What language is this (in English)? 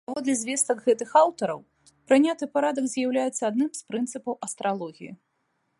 Belarusian